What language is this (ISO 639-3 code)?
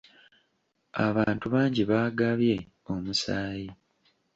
lug